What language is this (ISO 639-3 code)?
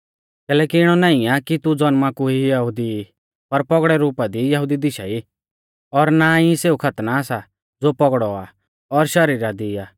bfz